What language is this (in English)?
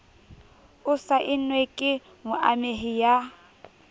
Southern Sotho